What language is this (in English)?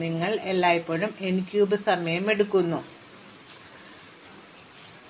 Malayalam